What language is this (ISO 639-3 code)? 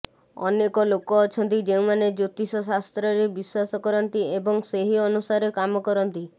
ori